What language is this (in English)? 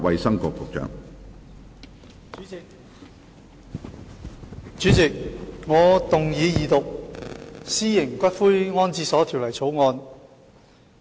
Cantonese